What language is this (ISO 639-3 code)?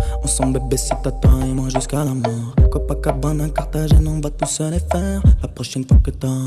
fra